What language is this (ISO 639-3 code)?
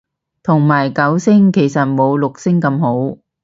yue